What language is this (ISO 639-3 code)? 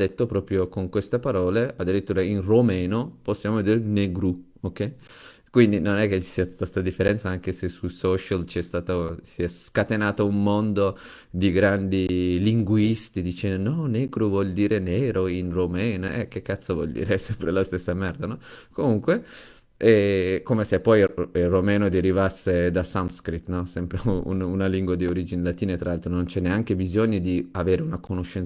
ita